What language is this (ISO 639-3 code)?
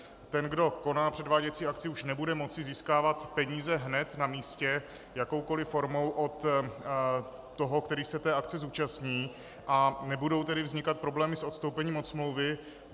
ces